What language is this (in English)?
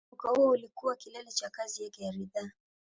Swahili